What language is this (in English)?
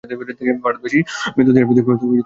Bangla